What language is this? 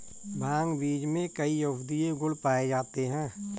Hindi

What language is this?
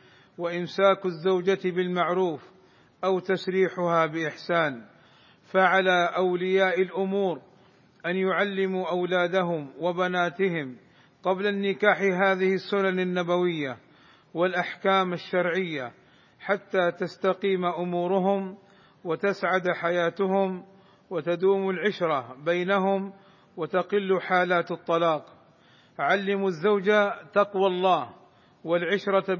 Arabic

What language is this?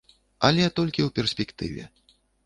Belarusian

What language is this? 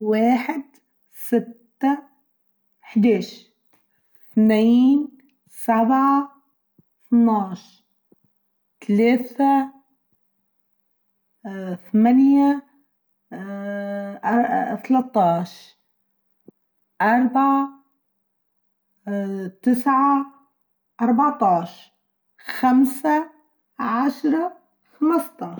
Tunisian Arabic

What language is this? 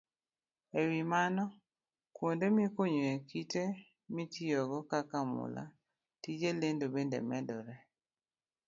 Luo (Kenya and Tanzania)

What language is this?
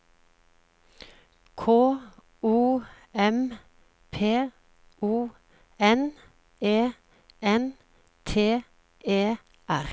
Norwegian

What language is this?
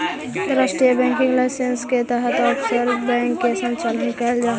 Magahi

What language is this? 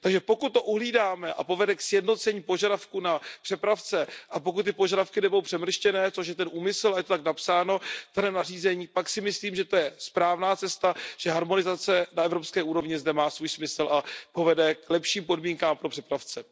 Czech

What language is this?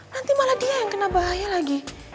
Indonesian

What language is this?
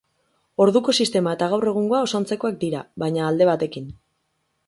Basque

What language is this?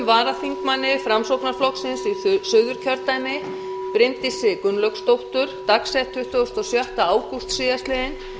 Icelandic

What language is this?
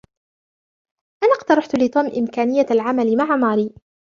Arabic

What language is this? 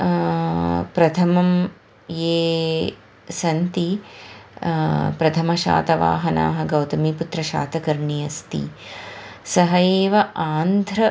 Sanskrit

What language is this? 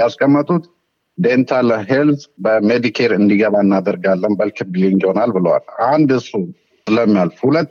Amharic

